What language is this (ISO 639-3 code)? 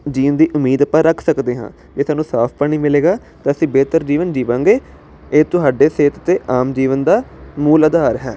pan